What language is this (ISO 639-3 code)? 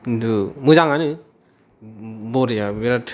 brx